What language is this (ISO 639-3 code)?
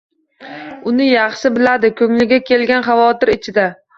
uzb